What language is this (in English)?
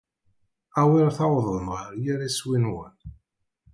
Kabyle